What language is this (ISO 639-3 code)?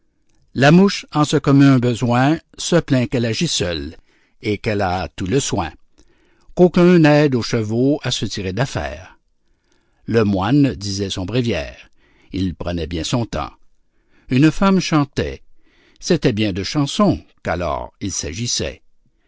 fra